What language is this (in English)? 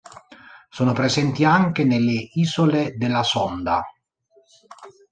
Italian